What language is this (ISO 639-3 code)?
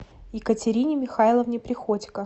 rus